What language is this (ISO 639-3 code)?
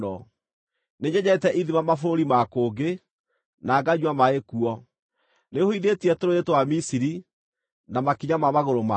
kik